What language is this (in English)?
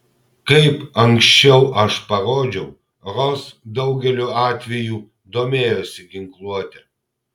Lithuanian